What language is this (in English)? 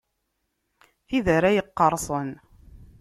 Kabyle